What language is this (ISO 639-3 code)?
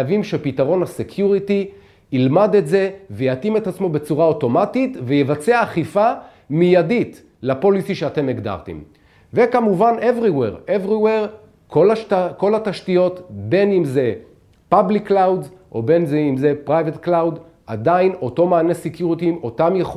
heb